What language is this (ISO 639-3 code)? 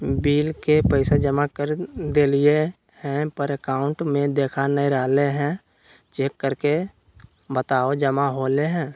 mag